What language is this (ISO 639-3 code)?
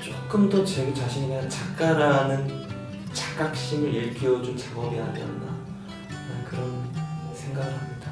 kor